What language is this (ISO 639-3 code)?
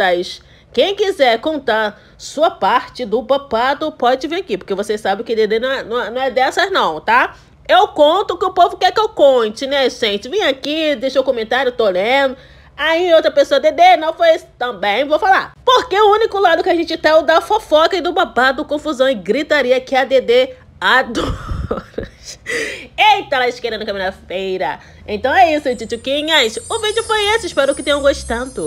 por